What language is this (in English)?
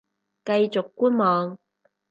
Cantonese